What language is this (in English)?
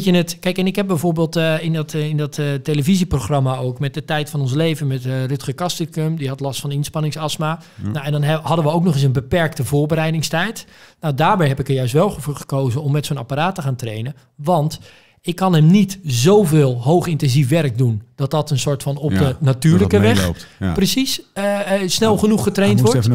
Dutch